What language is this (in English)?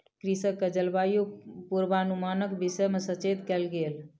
Maithili